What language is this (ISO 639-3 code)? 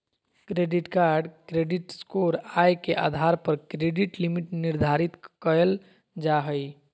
mag